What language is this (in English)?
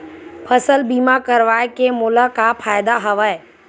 Chhattisgarhi